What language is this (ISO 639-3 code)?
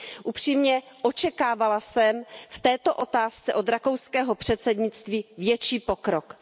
ces